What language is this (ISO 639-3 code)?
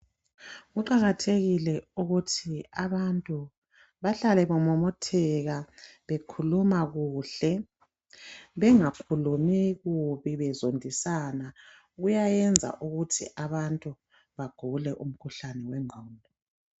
nde